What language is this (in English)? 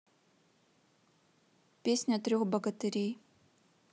Russian